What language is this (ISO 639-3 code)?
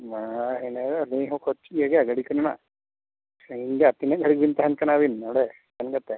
sat